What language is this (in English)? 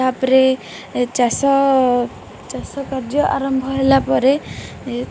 Odia